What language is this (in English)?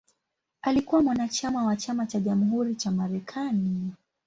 Swahili